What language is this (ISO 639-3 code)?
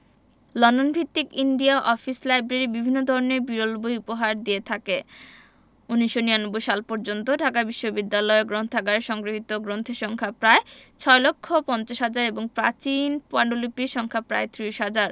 ben